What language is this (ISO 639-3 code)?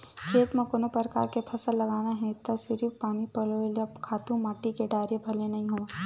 hne